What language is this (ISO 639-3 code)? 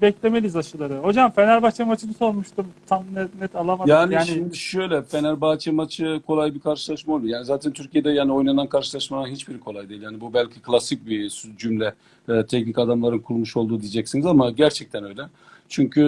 tur